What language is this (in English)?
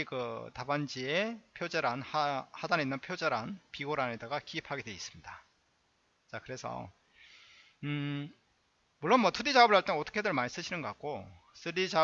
Korean